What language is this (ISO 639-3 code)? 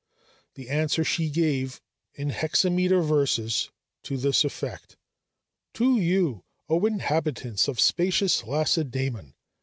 eng